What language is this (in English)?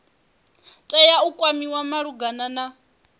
Venda